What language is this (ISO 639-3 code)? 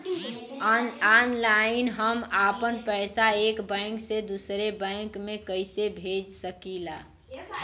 bho